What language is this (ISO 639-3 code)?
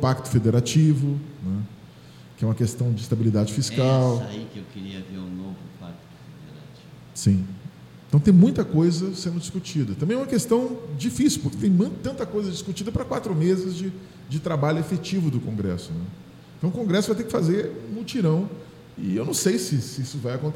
por